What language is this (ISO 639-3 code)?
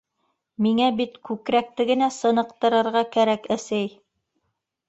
bak